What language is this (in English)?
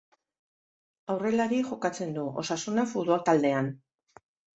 Basque